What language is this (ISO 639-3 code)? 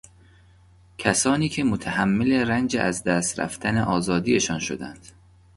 fas